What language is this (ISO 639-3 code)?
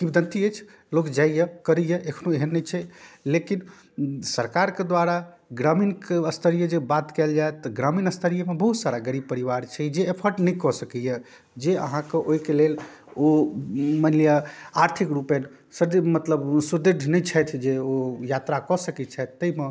mai